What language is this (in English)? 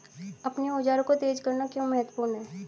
Hindi